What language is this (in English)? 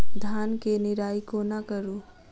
Maithili